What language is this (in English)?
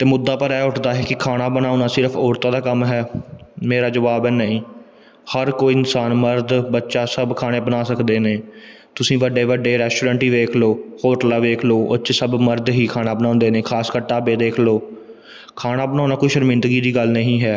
Punjabi